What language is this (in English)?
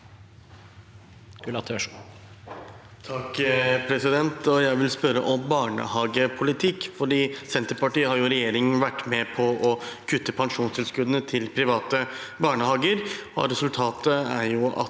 Norwegian